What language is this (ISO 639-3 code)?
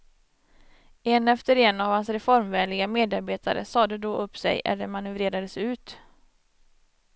swe